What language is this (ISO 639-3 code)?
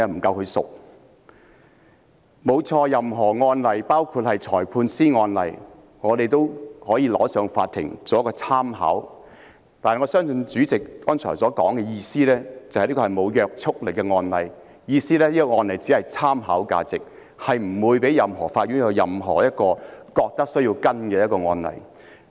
yue